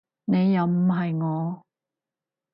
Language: Cantonese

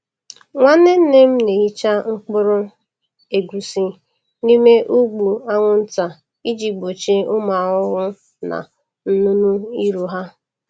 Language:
Igbo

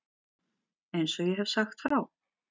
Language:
Icelandic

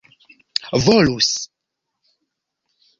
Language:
Esperanto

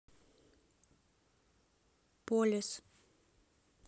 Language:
Russian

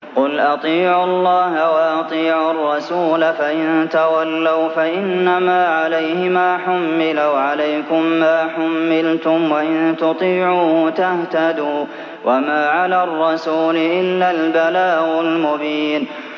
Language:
Arabic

